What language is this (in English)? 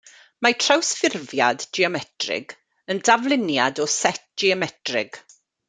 Welsh